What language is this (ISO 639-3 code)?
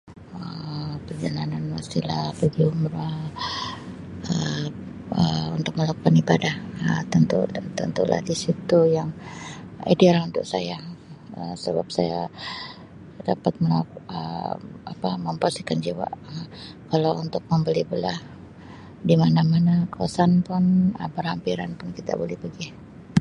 msi